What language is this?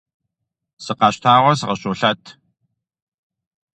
Kabardian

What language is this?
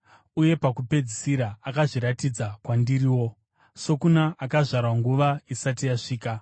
Shona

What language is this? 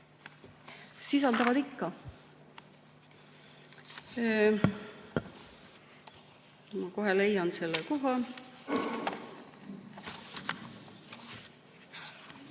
Estonian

